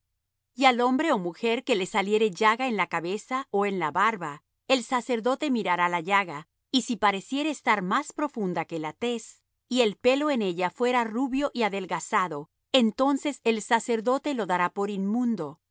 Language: Spanish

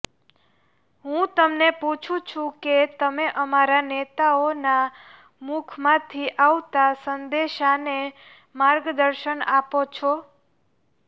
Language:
Gujarati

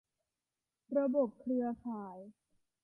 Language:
Thai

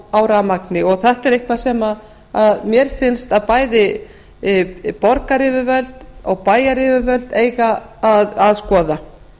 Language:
Icelandic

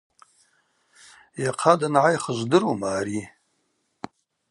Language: Abaza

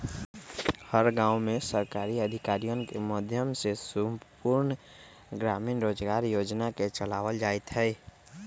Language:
Magahi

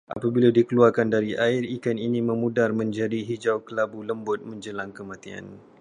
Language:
Malay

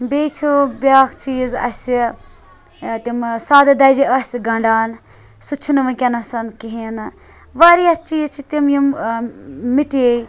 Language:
Kashmiri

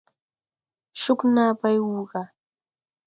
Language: Tupuri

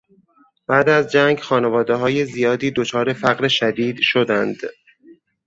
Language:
Persian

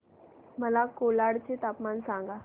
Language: Marathi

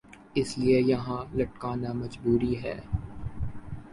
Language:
Urdu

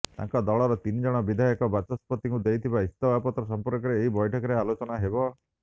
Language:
Odia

